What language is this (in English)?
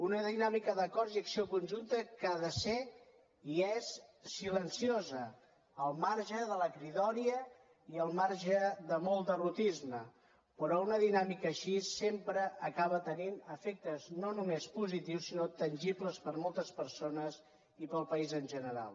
Catalan